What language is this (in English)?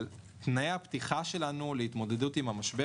Hebrew